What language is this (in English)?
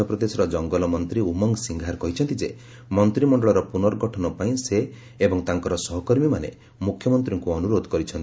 Odia